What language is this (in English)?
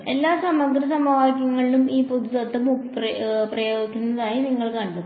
Malayalam